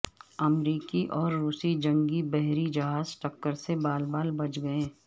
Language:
Urdu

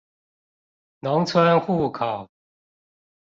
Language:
Chinese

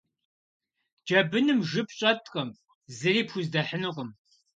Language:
Kabardian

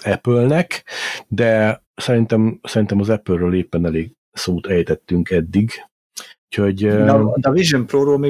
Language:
Hungarian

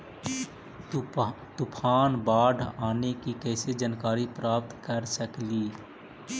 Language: Magahi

